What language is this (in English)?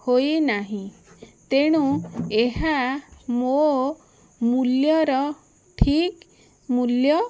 Odia